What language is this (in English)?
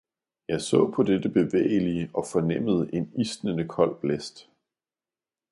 Danish